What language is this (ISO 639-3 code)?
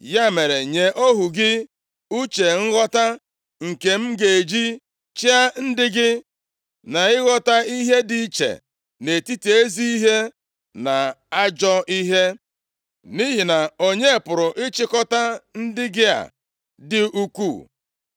ibo